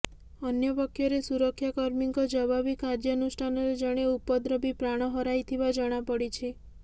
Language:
Odia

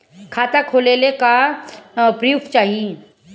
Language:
Bhojpuri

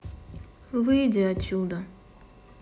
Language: Russian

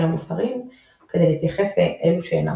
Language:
Hebrew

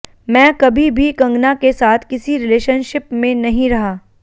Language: Hindi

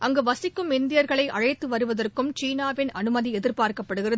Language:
Tamil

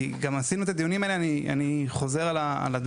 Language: Hebrew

